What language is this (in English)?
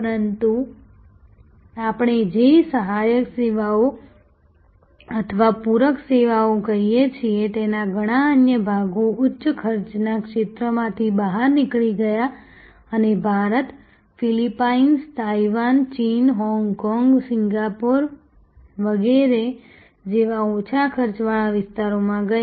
Gujarati